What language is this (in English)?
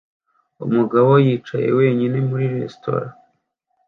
Kinyarwanda